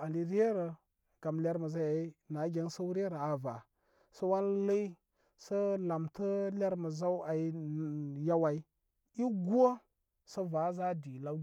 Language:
Koma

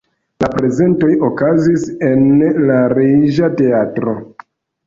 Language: Esperanto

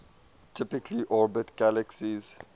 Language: English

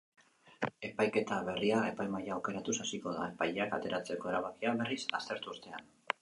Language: Basque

